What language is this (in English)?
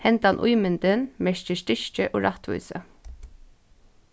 Faroese